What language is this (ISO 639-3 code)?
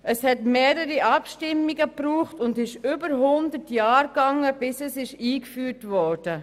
gsw